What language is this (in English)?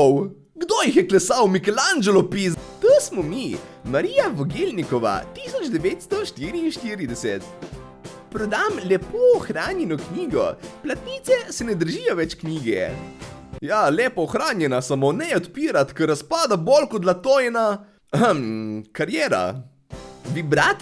Slovenian